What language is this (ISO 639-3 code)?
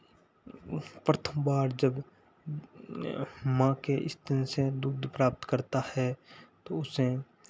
hin